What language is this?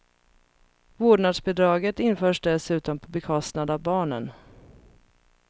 Swedish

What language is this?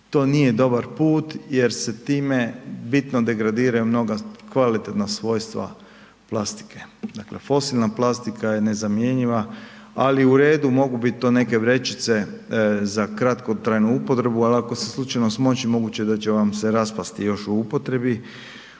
Croatian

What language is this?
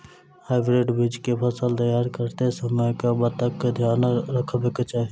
Maithili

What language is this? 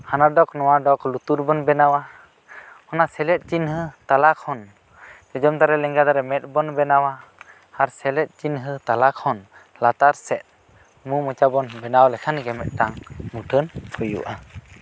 Santali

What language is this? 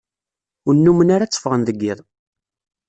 Kabyle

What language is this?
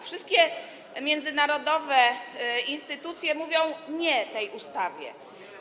Polish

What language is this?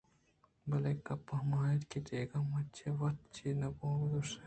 Eastern Balochi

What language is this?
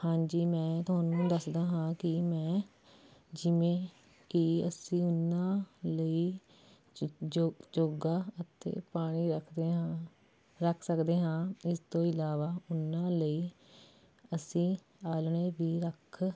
Punjabi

